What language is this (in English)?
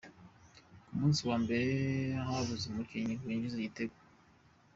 Kinyarwanda